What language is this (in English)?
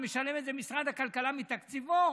Hebrew